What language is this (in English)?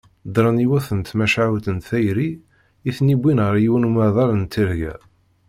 Kabyle